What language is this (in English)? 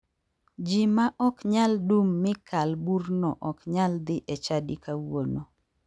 Luo (Kenya and Tanzania)